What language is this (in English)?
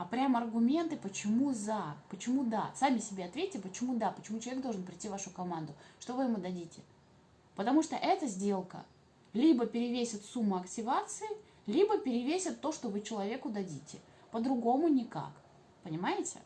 Russian